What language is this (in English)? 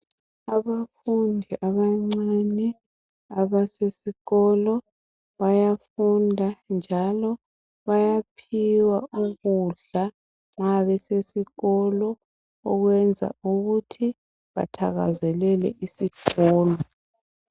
North Ndebele